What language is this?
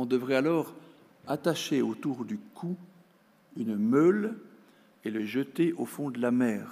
French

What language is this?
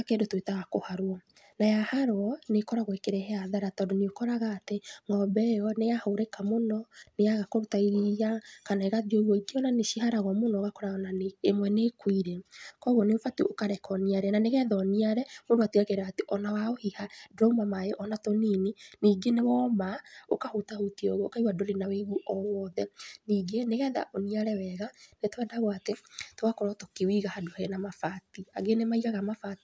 Kikuyu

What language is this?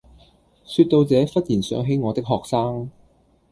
Cantonese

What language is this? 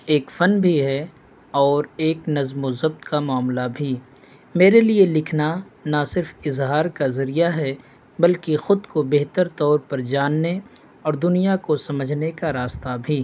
Urdu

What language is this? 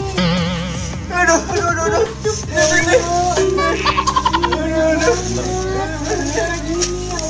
Indonesian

